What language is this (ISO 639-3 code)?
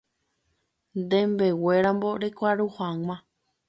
grn